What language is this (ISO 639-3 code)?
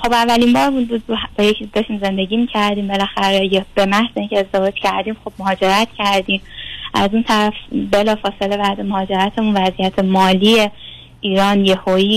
fas